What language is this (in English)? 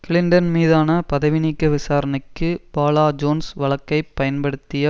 Tamil